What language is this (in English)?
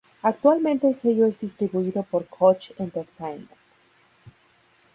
Spanish